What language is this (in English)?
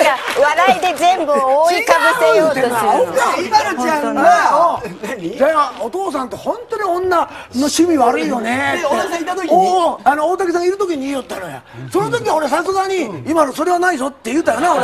Japanese